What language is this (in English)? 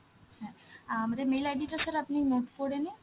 Bangla